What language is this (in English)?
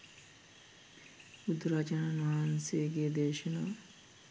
Sinhala